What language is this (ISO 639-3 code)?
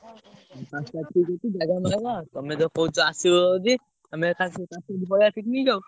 ori